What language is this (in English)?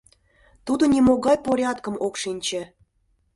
Mari